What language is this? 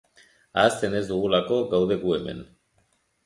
Basque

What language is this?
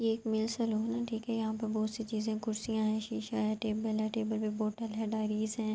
Urdu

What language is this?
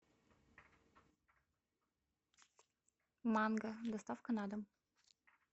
Russian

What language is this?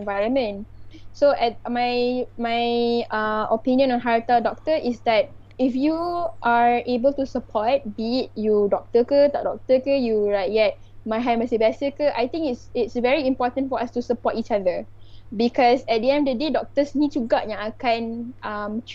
Malay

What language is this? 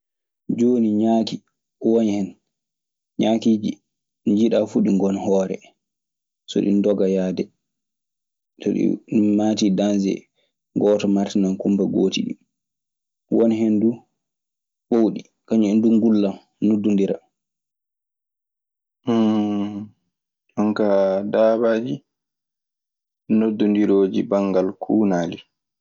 Maasina Fulfulde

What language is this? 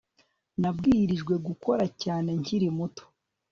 Kinyarwanda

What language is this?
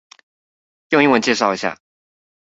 Chinese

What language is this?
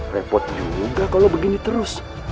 Indonesian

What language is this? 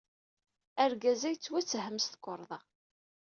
Kabyle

